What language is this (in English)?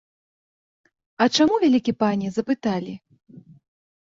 Belarusian